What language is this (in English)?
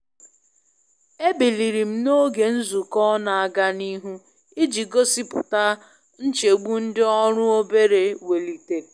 Igbo